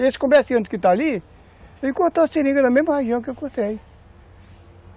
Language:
Portuguese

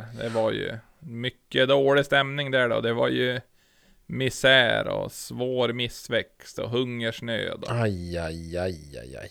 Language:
Swedish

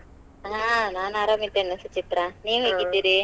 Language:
Kannada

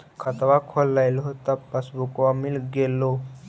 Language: Magahi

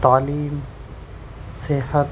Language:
Urdu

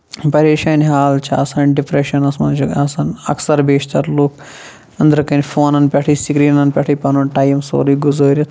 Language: Kashmiri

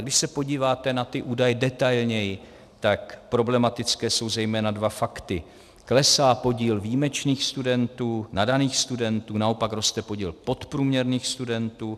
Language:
Czech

